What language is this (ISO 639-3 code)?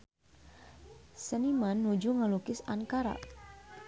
sun